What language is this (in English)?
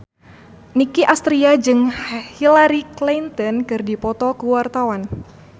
Sundanese